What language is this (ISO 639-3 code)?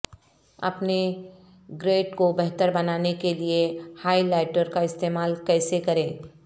urd